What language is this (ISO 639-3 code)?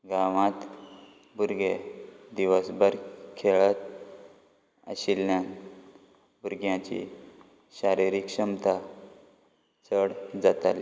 kok